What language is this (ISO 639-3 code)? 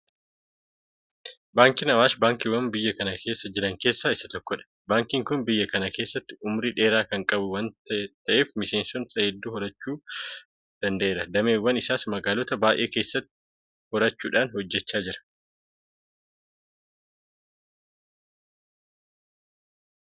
orm